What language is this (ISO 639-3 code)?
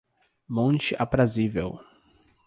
por